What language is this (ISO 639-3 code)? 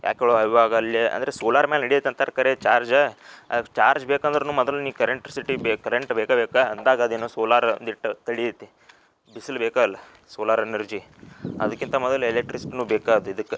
kan